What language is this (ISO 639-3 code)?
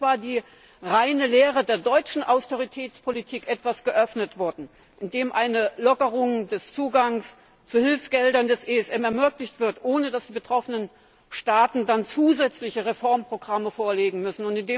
deu